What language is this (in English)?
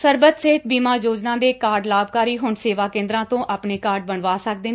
Punjabi